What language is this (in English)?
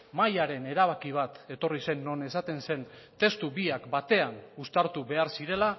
Basque